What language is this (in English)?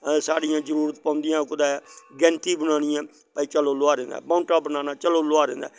Dogri